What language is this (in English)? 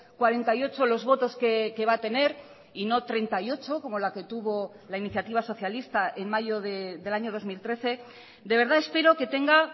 Spanish